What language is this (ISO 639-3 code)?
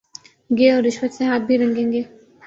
urd